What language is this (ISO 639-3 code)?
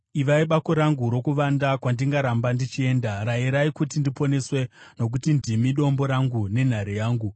sna